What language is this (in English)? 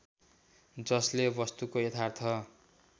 Nepali